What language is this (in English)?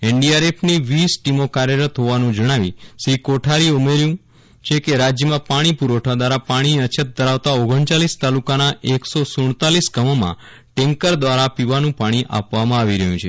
Gujarati